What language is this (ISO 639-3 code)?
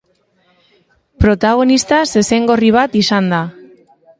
eus